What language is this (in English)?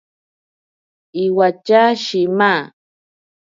Ashéninka Perené